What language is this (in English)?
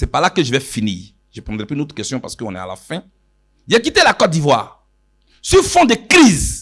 French